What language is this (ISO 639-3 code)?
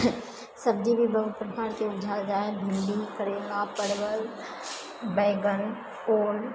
mai